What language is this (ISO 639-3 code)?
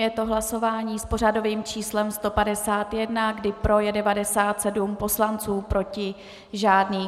ces